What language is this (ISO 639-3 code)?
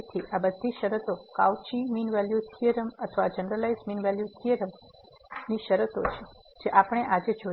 guj